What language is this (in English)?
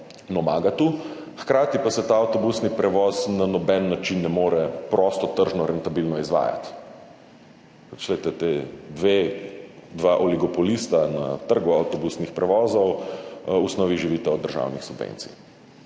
Slovenian